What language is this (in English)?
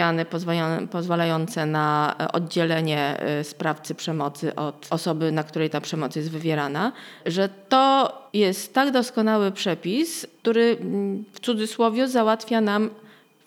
Polish